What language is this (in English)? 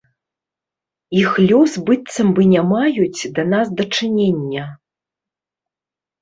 Belarusian